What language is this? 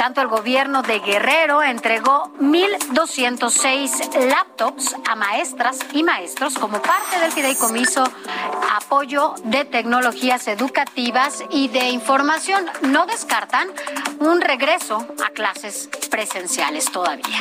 Spanish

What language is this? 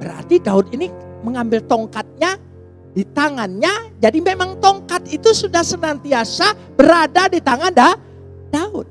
Indonesian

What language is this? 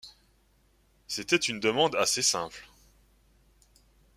French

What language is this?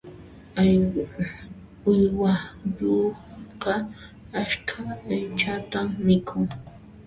Puno Quechua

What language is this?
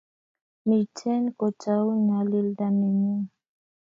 Kalenjin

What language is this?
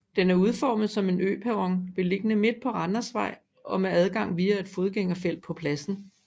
Danish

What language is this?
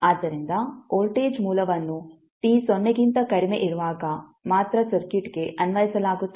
Kannada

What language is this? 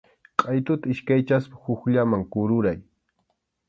Arequipa-La Unión Quechua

